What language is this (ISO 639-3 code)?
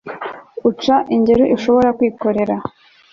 kin